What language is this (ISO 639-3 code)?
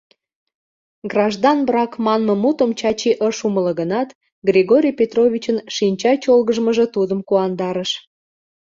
chm